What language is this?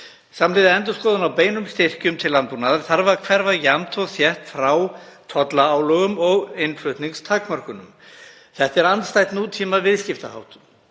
Icelandic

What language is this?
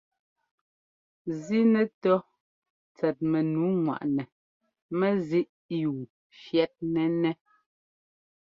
Ngomba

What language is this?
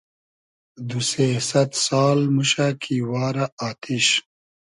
Hazaragi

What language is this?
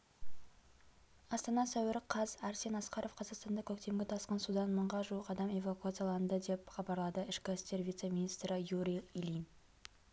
Kazakh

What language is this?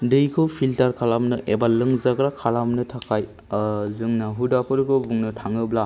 Bodo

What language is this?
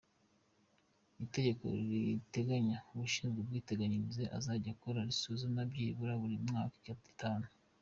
Kinyarwanda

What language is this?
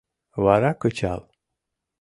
Mari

